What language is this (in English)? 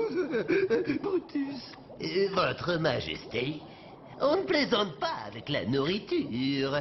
French